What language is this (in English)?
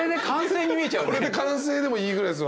Japanese